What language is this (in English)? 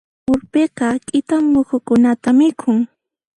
Puno Quechua